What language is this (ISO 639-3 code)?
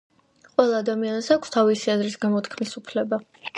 kat